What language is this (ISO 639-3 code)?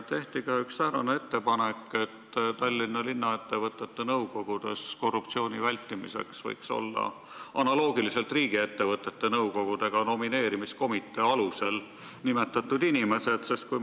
est